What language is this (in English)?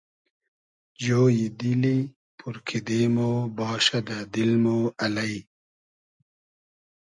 Hazaragi